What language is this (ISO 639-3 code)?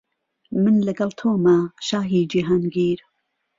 ckb